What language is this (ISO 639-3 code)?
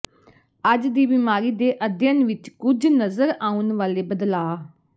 pan